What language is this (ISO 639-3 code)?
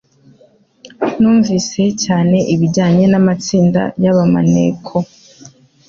kin